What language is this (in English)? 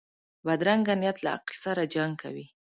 Pashto